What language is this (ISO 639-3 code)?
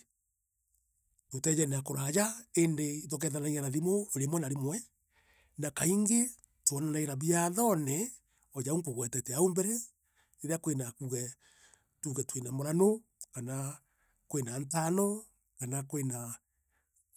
mer